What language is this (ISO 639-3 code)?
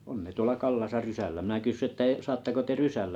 fin